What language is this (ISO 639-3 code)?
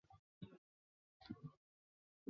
zho